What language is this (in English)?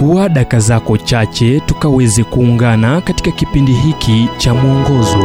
Swahili